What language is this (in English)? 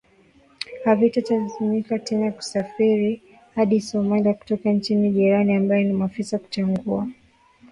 Swahili